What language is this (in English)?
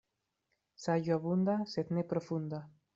Esperanto